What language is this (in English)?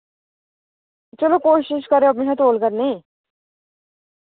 Dogri